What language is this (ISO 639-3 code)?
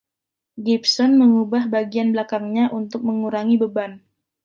ind